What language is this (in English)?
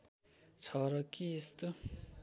Nepali